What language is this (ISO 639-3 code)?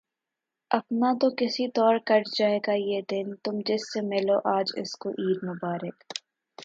urd